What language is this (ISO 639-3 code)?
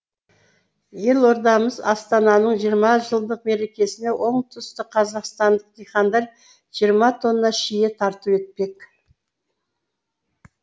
kaz